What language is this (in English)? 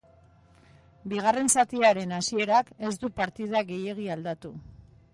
Basque